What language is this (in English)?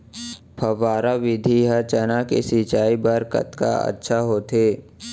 Chhattisgarhi